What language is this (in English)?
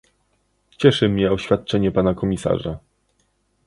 Polish